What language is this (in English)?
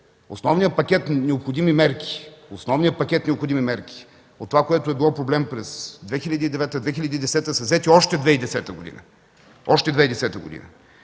Bulgarian